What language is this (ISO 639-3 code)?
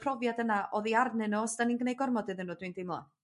cym